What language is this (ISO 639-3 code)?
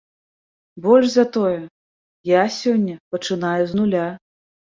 bel